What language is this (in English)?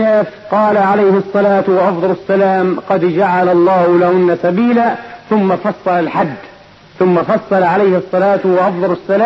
Arabic